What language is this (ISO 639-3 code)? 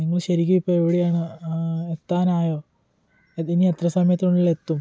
mal